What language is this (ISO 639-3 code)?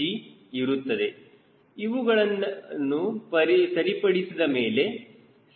kan